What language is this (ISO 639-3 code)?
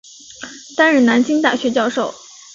zho